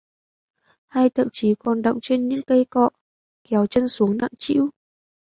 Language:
Vietnamese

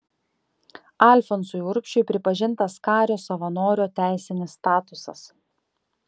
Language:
Lithuanian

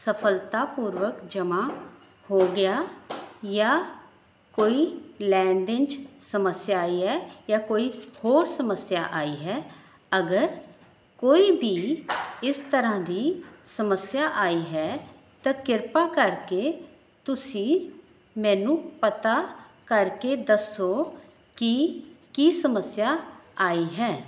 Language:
Punjabi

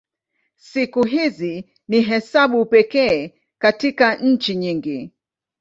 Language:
Swahili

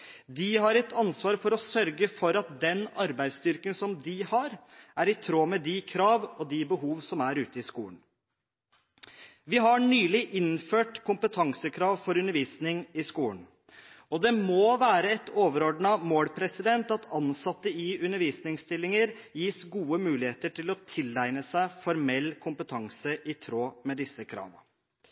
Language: Norwegian Bokmål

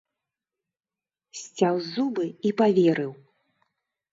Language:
Belarusian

